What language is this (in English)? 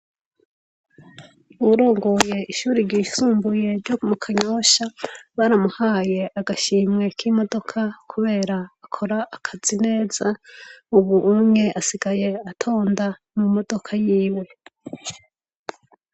Rundi